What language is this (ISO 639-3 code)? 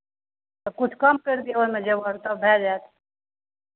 mai